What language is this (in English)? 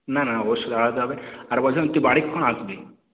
Bangla